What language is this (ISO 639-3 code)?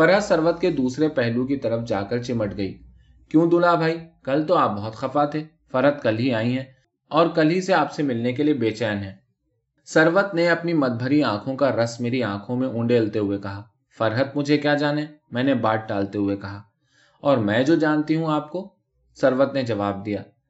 urd